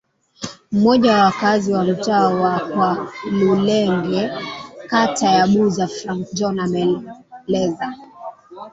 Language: Swahili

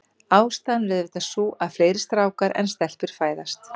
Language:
Icelandic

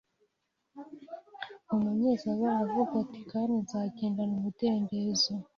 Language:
Kinyarwanda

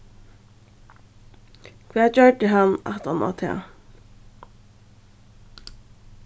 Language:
Faroese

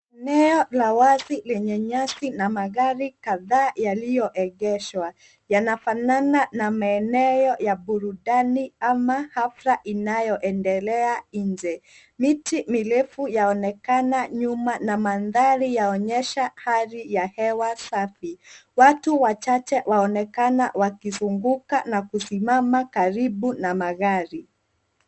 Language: Swahili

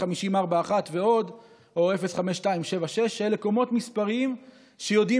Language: Hebrew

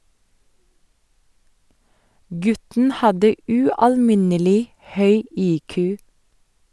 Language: Norwegian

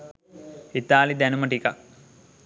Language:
Sinhala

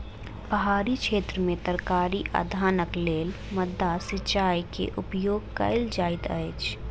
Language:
Maithili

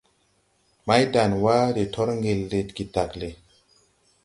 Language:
Tupuri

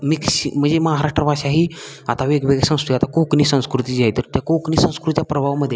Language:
Marathi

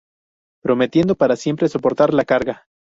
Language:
Spanish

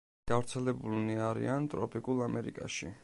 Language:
Georgian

